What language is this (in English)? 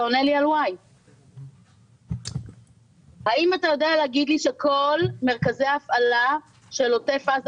Hebrew